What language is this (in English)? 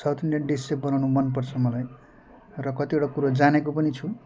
Nepali